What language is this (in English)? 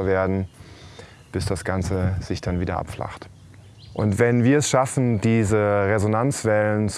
German